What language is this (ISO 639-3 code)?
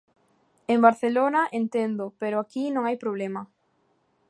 glg